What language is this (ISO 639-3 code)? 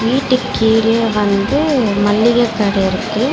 tam